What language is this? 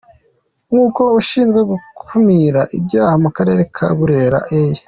Kinyarwanda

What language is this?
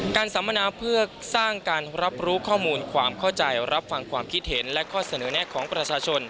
Thai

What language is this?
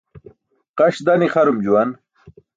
Burushaski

